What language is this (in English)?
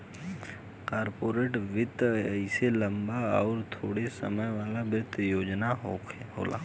Bhojpuri